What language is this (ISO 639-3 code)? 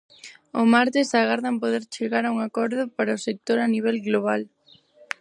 glg